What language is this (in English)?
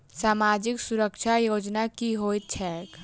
Maithili